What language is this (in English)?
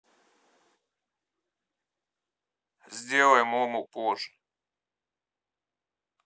Russian